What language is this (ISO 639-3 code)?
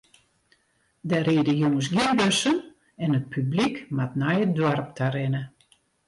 fry